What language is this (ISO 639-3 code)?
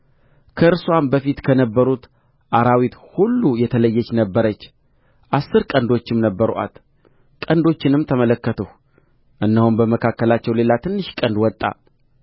amh